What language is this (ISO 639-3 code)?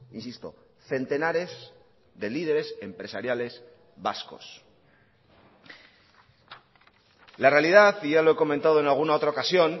spa